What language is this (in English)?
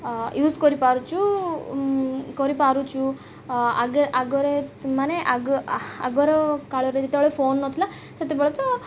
Odia